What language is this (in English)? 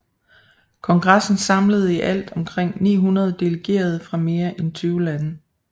Danish